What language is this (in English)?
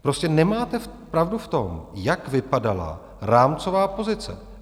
Czech